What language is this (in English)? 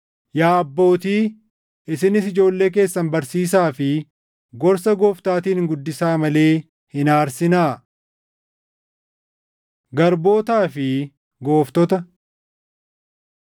Oromo